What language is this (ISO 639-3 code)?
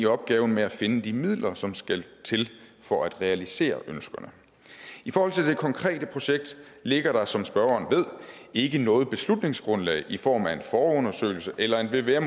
dan